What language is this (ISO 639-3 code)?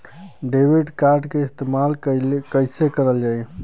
bho